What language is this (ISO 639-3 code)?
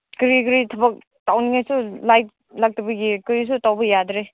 mni